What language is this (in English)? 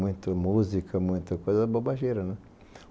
Portuguese